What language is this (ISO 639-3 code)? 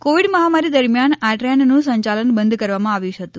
guj